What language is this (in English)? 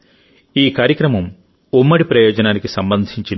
Telugu